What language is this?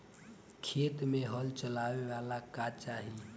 Bhojpuri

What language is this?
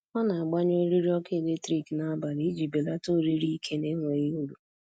Igbo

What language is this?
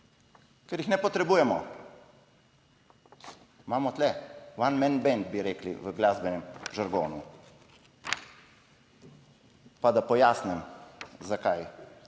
Slovenian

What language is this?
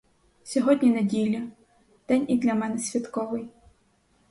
Ukrainian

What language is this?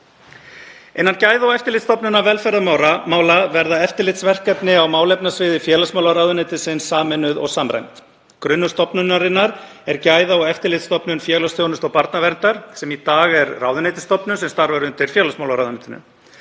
Icelandic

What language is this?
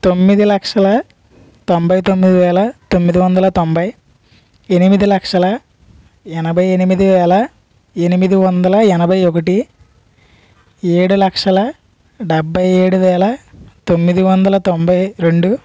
Telugu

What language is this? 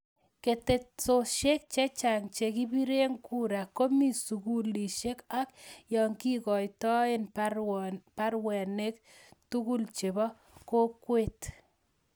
Kalenjin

